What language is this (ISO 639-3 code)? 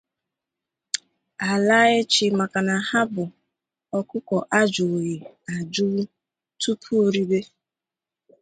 ibo